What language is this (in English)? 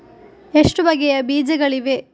Kannada